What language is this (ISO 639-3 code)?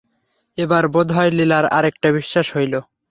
ben